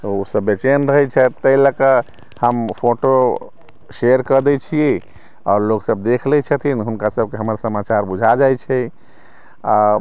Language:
Maithili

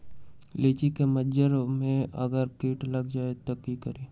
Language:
Magahi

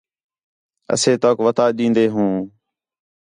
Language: Khetrani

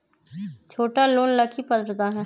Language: Magahi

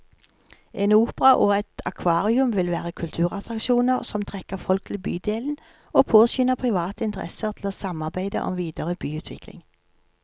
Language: Norwegian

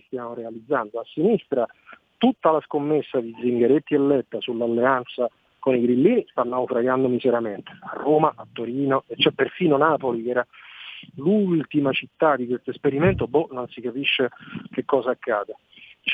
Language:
Italian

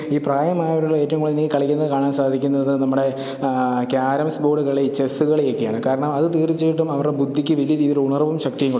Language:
Malayalam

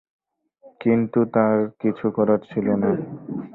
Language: Bangla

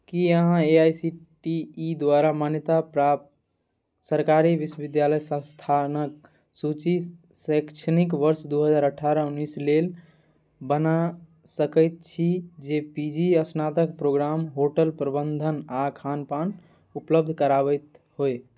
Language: Maithili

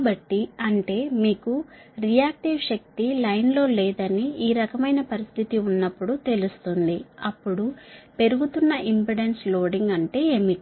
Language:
Telugu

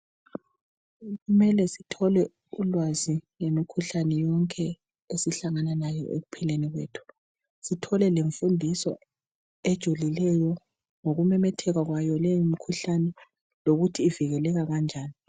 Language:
North Ndebele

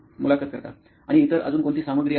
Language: Marathi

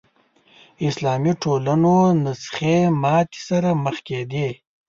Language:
Pashto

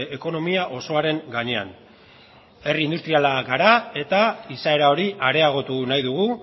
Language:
Basque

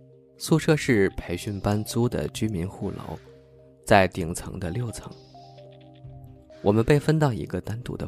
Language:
Chinese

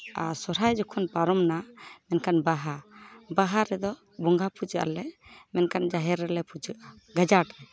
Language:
Santali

